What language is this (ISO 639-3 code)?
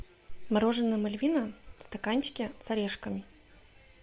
rus